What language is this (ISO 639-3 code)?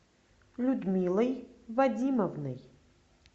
rus